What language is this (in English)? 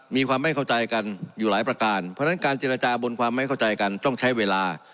Thai